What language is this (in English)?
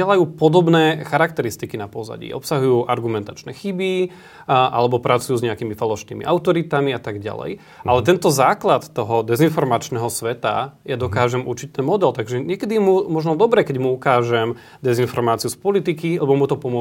Slovak